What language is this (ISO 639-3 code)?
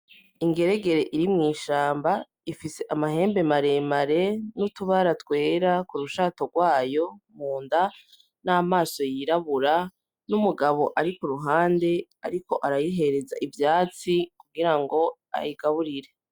run